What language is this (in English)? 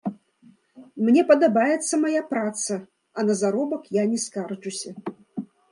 Belarusian